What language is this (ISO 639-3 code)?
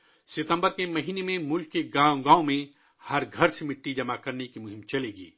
urd